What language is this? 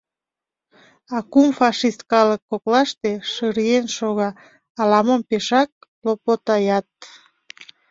Mari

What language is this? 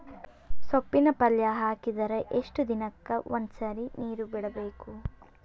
Kannada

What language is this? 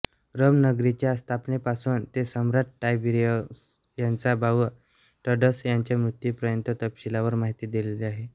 Marathi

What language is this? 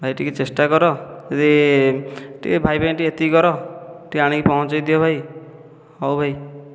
Odia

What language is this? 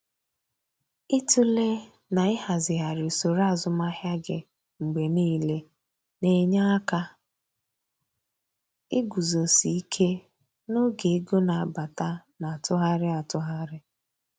Igbo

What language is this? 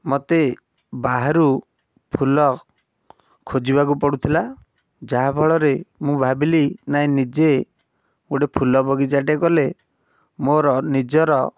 Odia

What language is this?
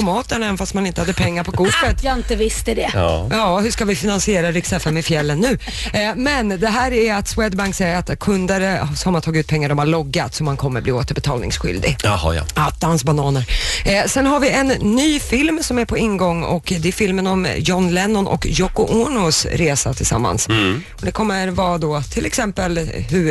Swedish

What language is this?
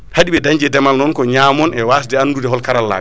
Fula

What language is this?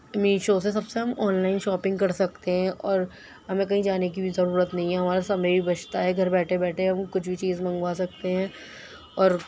Urdu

